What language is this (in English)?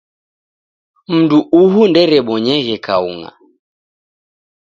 Taita